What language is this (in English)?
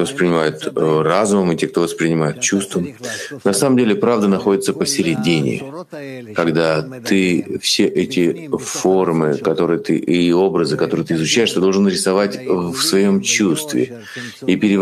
Russian